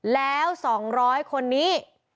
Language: Thai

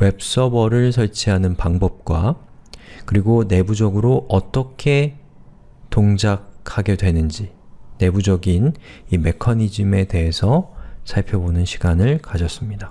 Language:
Korean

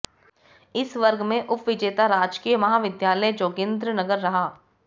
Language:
Hindi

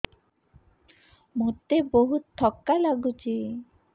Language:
Odia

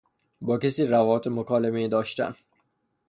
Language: Persian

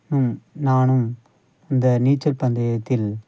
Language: Tamil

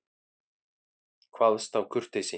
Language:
Icelandic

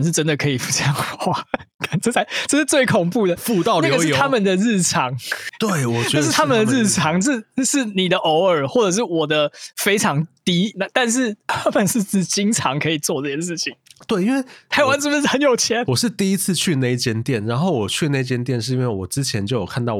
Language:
Chinese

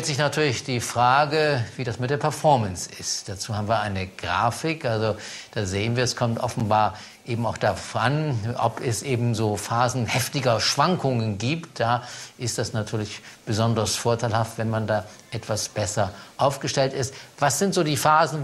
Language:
German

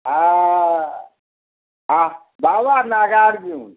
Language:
Maithili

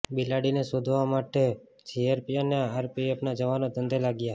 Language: Gujarati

